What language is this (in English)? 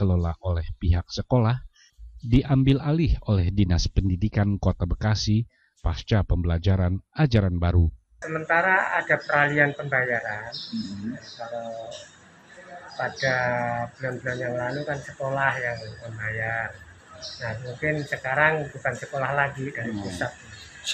Indonesian